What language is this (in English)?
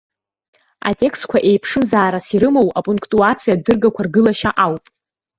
Abkhazian